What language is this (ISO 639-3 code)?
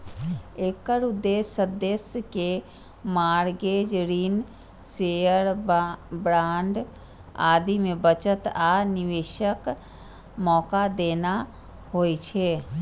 mai